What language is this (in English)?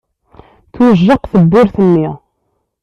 Kabyle